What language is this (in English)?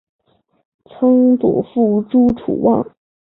Chinese